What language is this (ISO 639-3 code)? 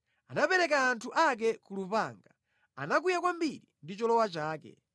nya